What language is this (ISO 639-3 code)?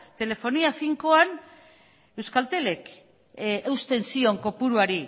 eus